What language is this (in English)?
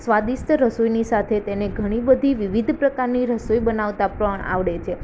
Gujarati